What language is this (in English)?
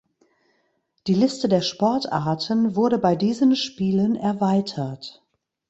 German